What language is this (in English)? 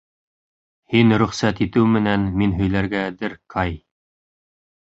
Bashkir